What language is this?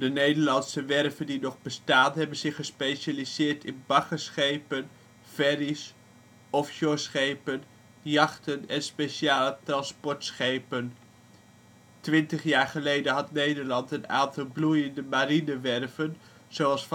Dutch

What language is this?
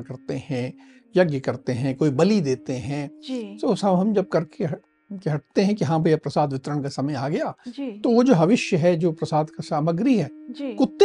Hindi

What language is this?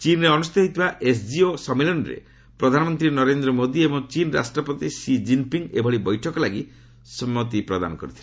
Odia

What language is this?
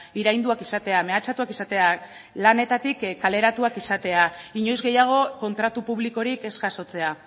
Basque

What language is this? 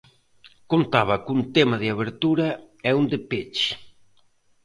Galician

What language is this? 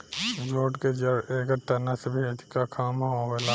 Bhojpuri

